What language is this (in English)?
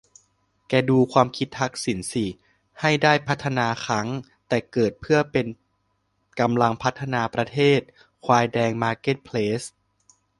Thai